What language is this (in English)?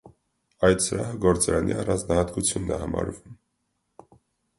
Armenian